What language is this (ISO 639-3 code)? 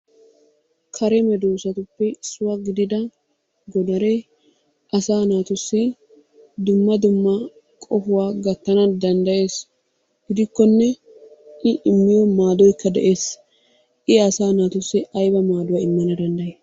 wal